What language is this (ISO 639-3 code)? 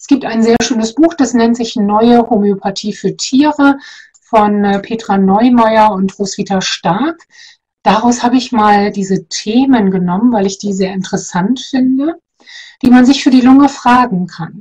deu